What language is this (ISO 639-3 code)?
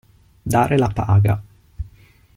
ita